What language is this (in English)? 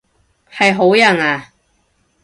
Cantonese